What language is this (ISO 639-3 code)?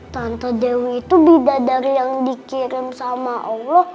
ind